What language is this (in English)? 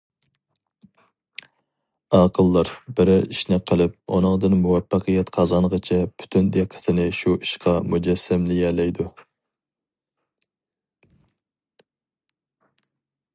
Uyghur